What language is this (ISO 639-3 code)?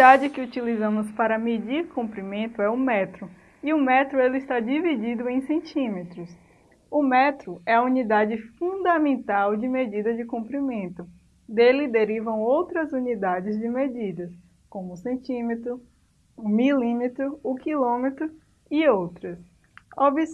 por